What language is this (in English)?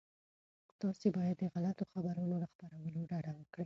Pashto